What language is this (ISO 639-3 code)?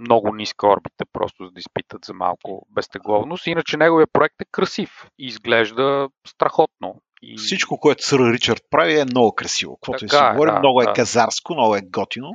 bul